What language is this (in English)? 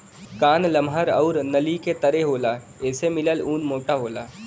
Bhojpuri